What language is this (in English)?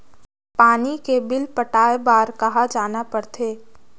Chhattisgarhi